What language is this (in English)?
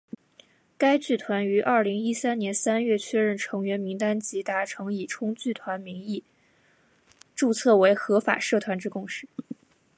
Chinese